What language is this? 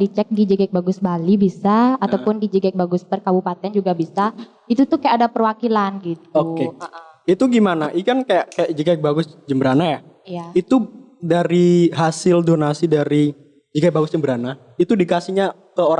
Indonesian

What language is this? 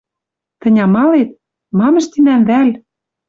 Western Mari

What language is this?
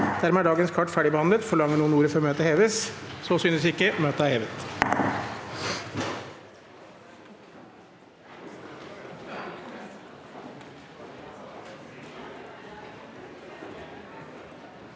Norwegian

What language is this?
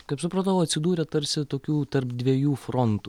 Lithuanian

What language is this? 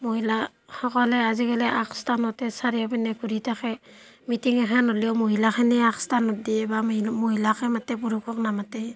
Assamese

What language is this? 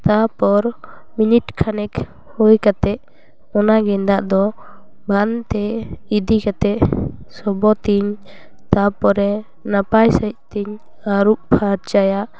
Santali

